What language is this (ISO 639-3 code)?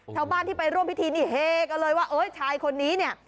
tha